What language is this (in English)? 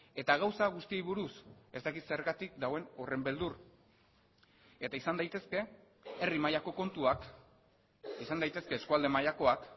Basque